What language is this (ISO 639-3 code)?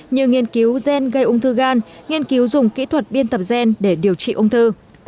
vie